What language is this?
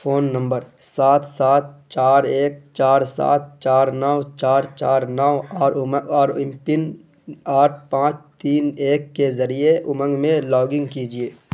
Urdu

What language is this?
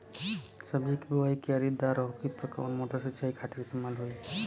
Bhojpuri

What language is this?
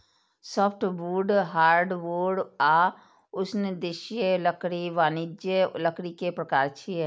Maithili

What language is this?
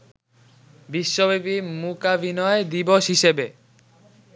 Bangla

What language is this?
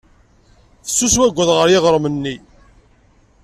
Kabyle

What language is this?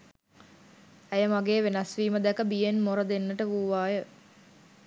Sinhala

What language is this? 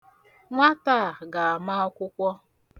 Igbo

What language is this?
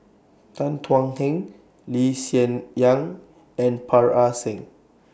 English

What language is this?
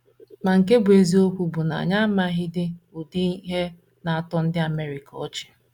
Igbo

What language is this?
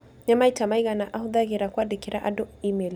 Kikuyu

